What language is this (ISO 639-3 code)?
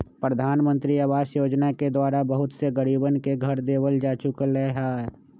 mag